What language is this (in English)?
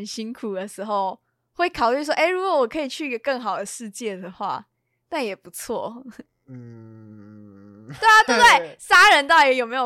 Chinese